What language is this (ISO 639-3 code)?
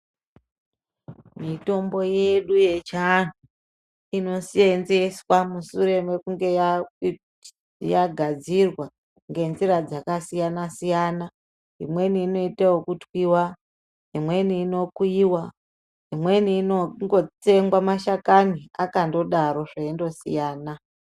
ndc